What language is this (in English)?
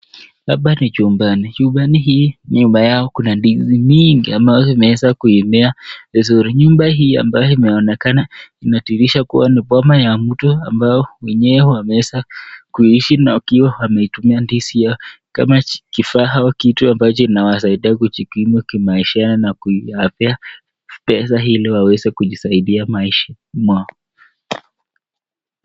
Swahili